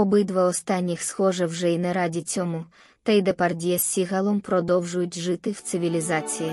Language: Ukrainian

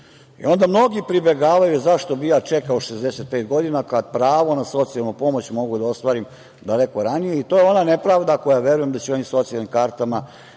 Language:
Serbian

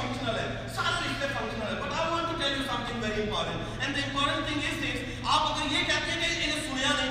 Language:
Urdu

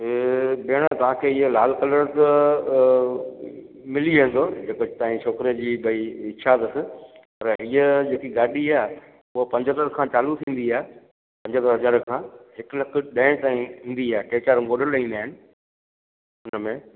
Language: Sindhi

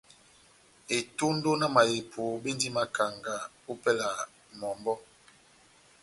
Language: Batanga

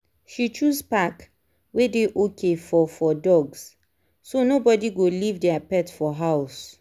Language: Nigerian Pidgin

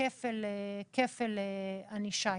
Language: Hebrew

